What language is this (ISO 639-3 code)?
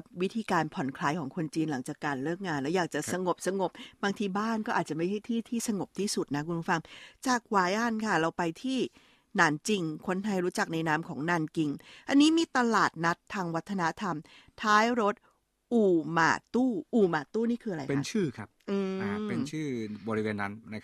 tha